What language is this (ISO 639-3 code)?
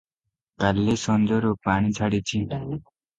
ori